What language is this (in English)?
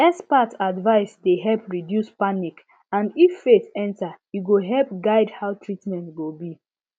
Nigerian Pidgin